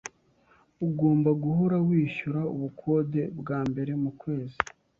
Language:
Kinyarwanda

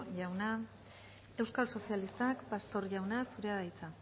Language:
Basque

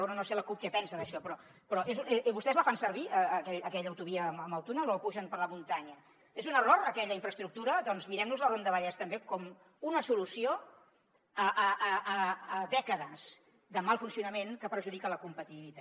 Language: Catalan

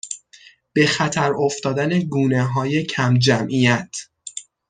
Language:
Persian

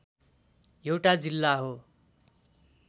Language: Nepali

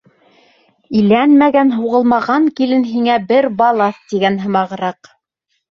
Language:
Bashkir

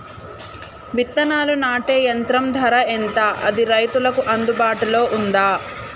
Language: Telugu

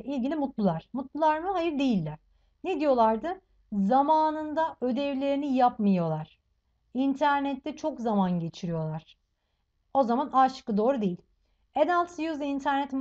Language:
Turkish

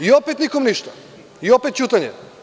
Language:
Serbian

